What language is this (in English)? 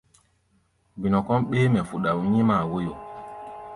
Gbaya